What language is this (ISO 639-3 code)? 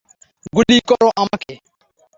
ben